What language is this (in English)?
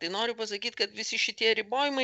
Lithuanian